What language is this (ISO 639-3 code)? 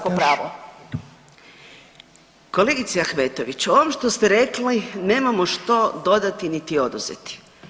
hrv